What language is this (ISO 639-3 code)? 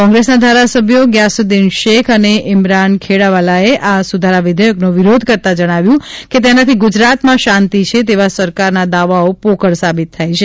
guj